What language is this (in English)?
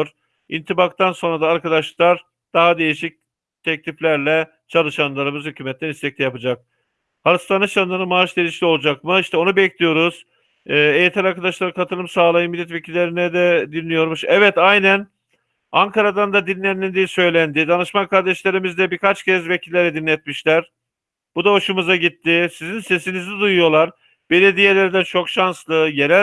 Turkish